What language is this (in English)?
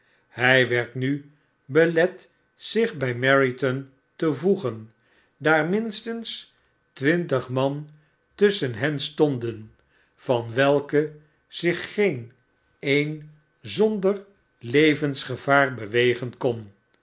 Dutch